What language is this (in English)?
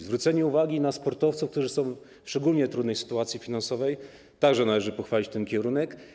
Polish